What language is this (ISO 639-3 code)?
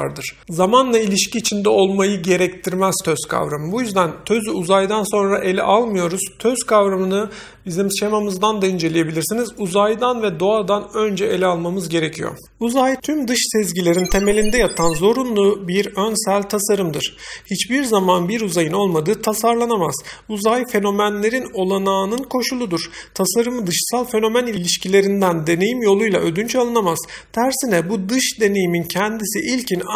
tur